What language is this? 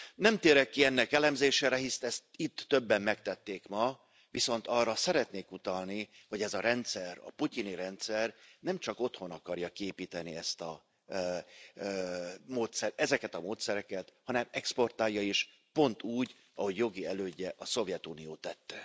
Hungarian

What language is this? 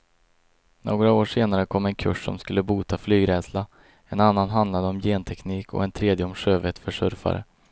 Swedish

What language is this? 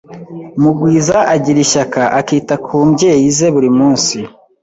Kinyarwanda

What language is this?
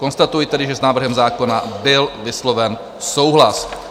Czech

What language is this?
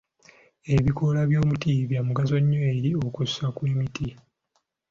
Ganda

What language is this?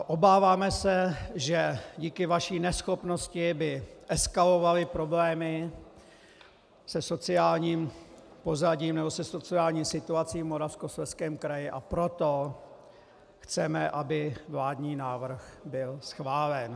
Czech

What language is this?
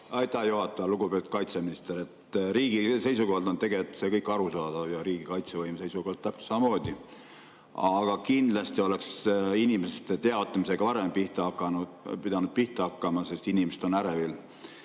Estonian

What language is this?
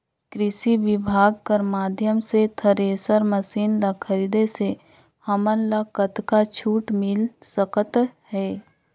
Chhattisgarhi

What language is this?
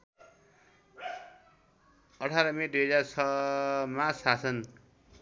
Nepali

